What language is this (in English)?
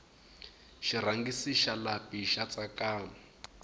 Tsonga